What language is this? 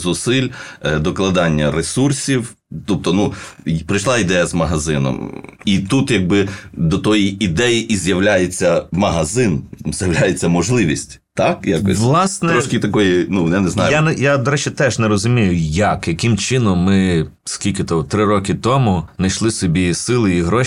Ukrainian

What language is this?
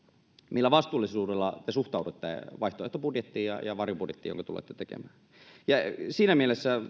Finnish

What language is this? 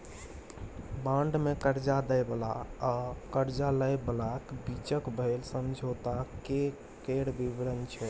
Maithili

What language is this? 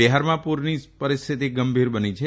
Gujarati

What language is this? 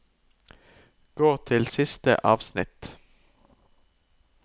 Norwegian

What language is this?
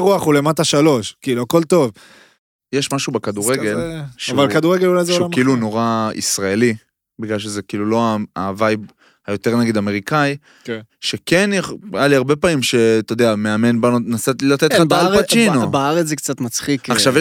Hebrew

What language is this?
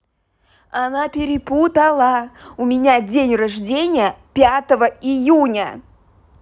Russian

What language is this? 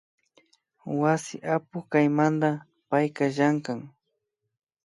Imbabura Highland Quichua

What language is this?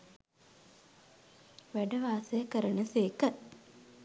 Sinhala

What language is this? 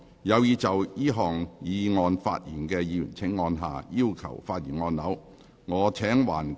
Cantonese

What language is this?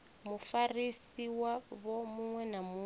Venda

